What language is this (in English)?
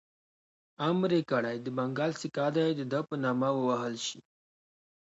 Pashto